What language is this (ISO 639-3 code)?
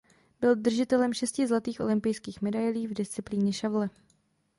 ces